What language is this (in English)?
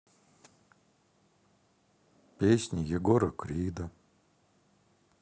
Russian